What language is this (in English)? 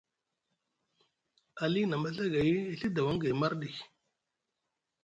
Musgu